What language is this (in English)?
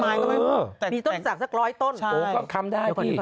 Thai